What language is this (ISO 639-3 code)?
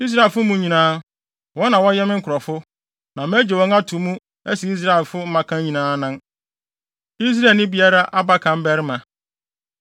aka